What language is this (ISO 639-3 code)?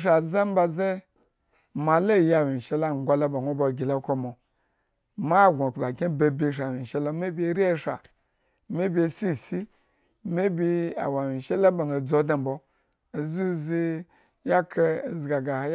ego